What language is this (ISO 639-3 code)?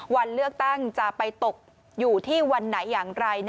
tha